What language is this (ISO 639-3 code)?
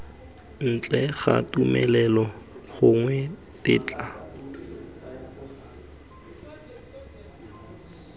tsn